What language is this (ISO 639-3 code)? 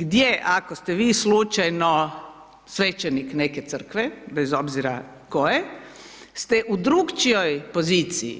hrv